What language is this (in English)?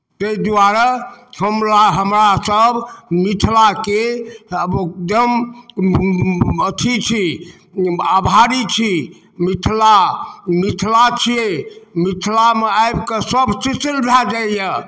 Maithili